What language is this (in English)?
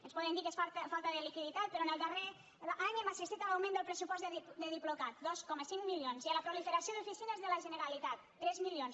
Catalan